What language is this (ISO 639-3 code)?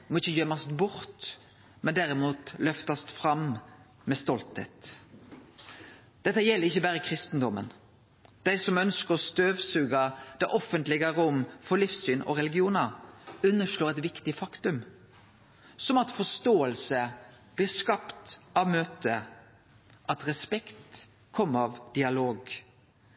nno